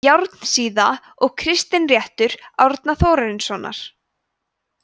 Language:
Icelandic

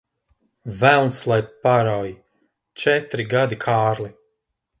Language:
Latvian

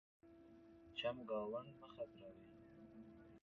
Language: Pashto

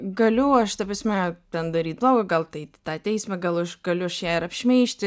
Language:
Lithuanian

